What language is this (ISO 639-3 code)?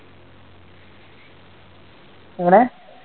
mal